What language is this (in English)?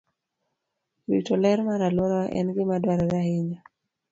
Luo (Kenya and Tanzania)